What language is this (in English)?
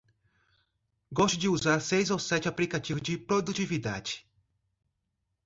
Portuguese